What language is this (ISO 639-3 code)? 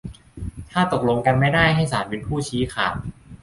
tha